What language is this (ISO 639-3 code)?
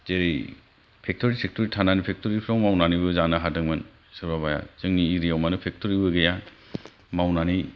brx